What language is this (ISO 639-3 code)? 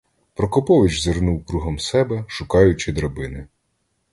ukr